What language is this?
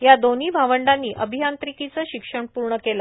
Marathi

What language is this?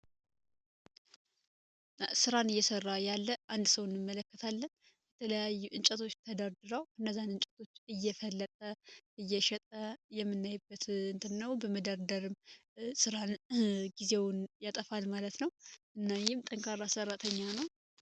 Amharic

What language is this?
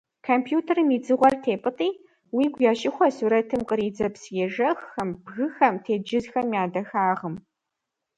Kabardian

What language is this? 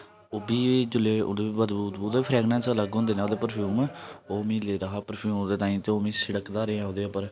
Dogri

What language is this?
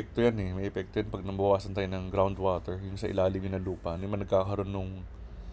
Filipino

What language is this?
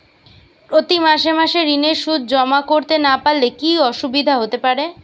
Bangla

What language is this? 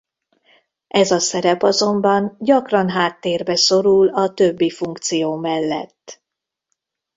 Hungarian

